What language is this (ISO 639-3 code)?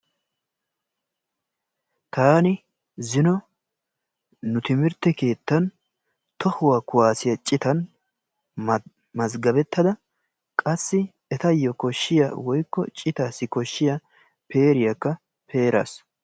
wal